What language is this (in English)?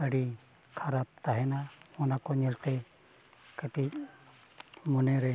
Santali